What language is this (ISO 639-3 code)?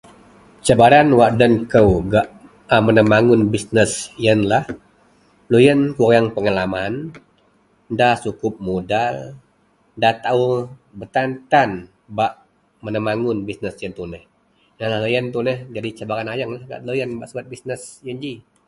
mel